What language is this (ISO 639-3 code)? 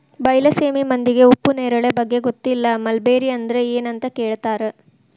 kan